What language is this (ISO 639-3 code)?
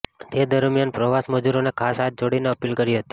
guj